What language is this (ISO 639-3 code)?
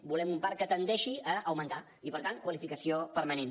cat